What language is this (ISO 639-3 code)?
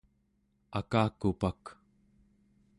esu